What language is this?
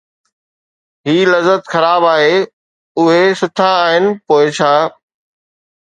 Sindhi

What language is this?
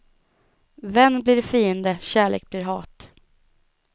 Swedish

